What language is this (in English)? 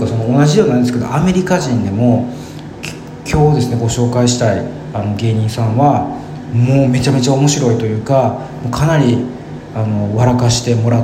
Japanese